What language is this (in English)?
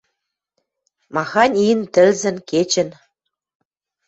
Western Mari